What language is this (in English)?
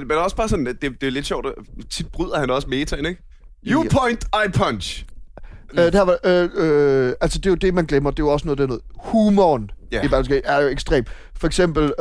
Danish